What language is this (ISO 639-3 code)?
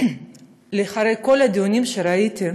heb